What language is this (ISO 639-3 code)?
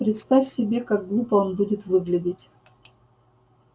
rus